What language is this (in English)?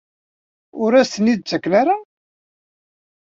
Kabyle